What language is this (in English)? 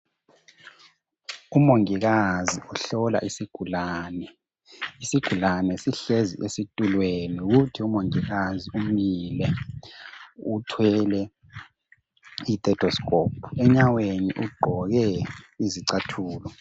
North Ndebele